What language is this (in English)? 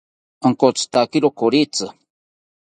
South Ucayali Ashéninka